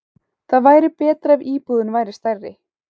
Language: Icelandic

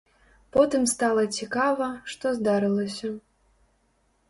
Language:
Belarusian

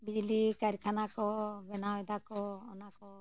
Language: Santali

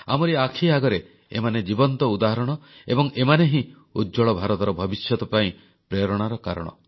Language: Odia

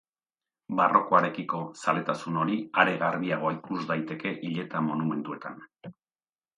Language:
Basque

